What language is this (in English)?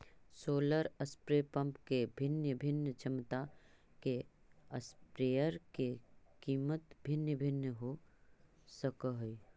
Magahi